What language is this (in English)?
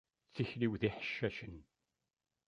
Kabyle